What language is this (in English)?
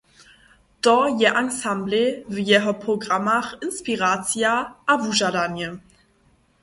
Upper Sorbian